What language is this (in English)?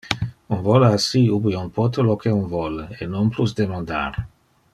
Interlingua